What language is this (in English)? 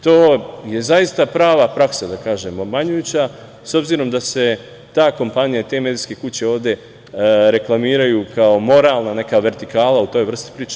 Serbian